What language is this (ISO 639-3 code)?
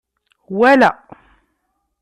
kab